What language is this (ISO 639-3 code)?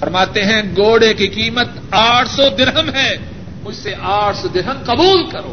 urd